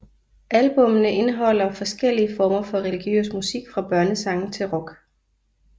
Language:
Danish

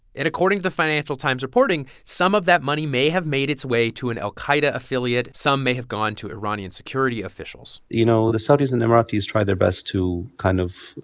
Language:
English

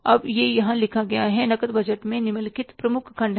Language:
Hindi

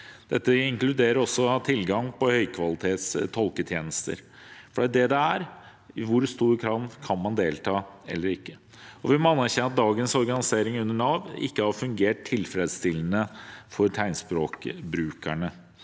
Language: Norwegian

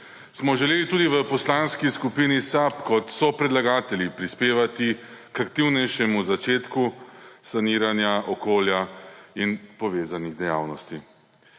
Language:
Slovenian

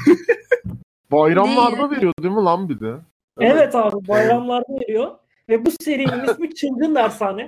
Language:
Turkish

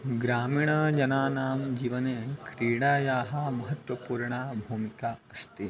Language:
Sanskrit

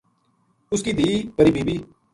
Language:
Gujari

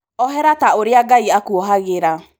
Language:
Kikuyu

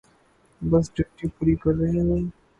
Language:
Urdu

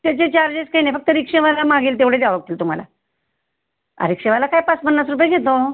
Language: Marathi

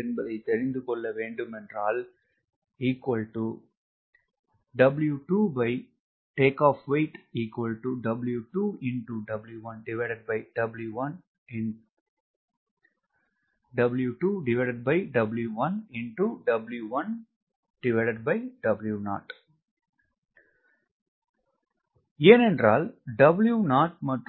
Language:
Tamil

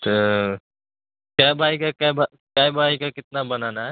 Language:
Urdu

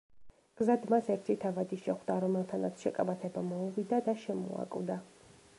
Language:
Georgian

